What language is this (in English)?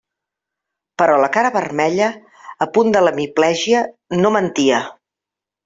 Catalan